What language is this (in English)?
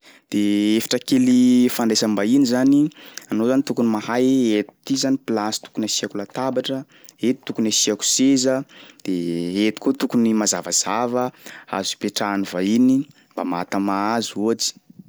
Sakalava Malagasy